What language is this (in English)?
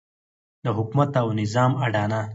Pashto